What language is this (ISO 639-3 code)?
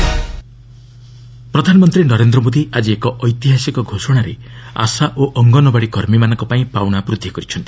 ori